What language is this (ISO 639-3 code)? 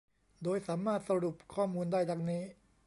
tha